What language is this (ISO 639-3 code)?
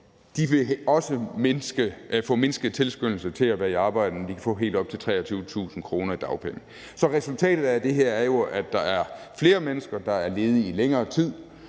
dan